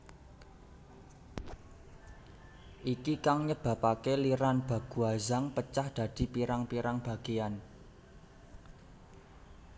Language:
Javanese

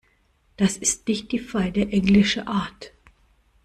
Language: German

